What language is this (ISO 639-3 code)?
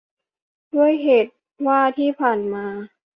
tha